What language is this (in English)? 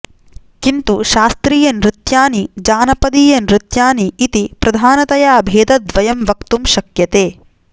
Sanskrit